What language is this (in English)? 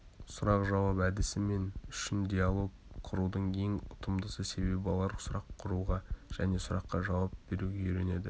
Kazakh